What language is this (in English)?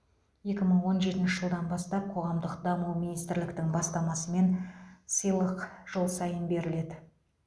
Kazakh